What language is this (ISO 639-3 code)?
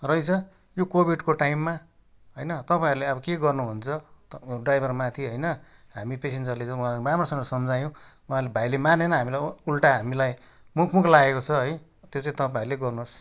nep